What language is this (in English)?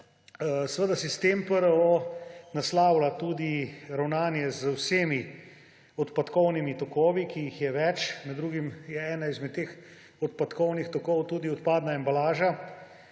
Slovenian